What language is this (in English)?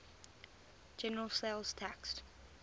English